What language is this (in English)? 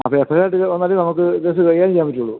Malayalam